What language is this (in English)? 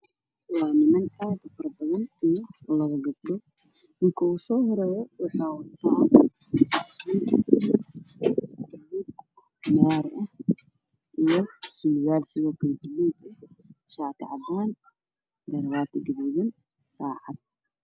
Somali